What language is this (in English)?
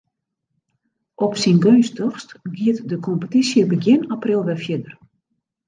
Western Frisian